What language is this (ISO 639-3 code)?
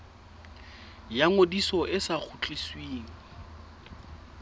sot